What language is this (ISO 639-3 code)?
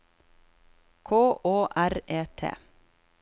nor